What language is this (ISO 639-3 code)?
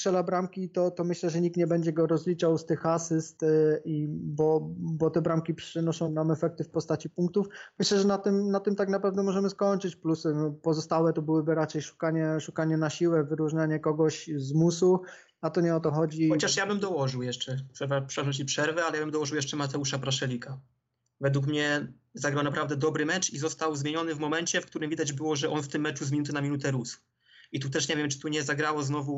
pol